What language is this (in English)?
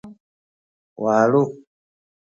Sakizaya